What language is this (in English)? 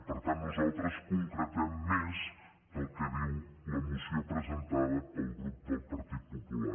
Catalan